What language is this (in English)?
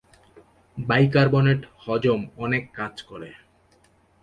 Bangla